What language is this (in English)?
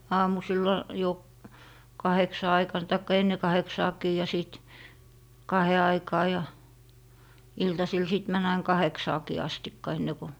Finnish